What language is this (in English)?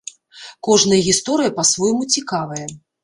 Belarusian